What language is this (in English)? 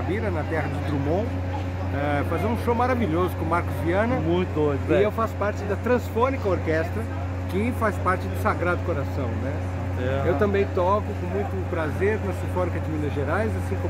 Portuguese